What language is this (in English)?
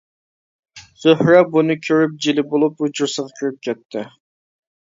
Uyghur